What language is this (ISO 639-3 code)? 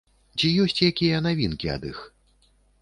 bel